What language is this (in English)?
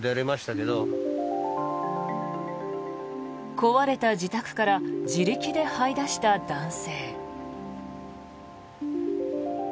Japanese